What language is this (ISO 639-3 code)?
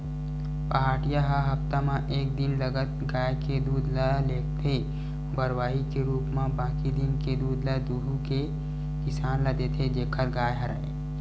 hne